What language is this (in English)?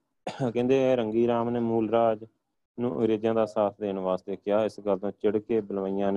Punjabi